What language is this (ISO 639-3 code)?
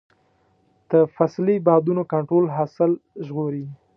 pus